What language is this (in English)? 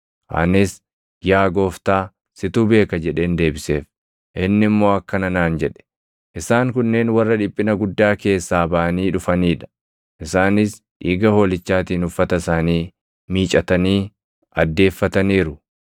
Oromo